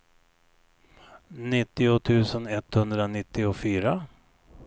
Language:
Swedish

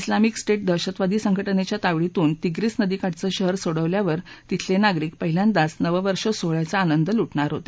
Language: Marathi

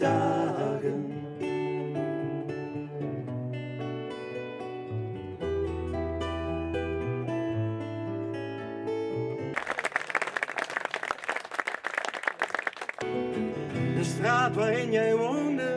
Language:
Dutch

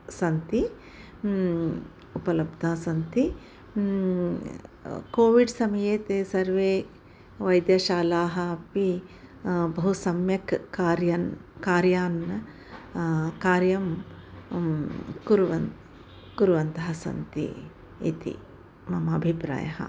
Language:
Sanskrit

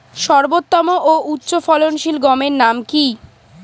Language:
Bangla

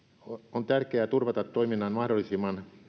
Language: Finnish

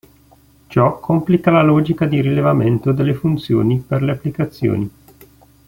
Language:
Italian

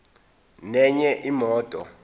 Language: Zulu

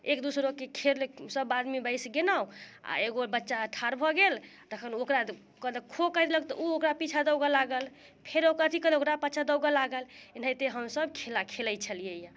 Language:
Maithili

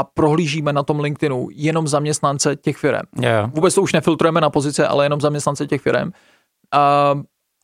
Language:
Czech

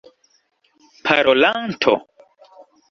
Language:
Esperanto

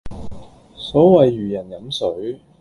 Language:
Cantonese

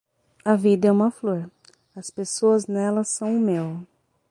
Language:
Portuguese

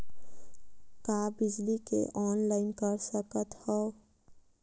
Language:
Chhattisgarhi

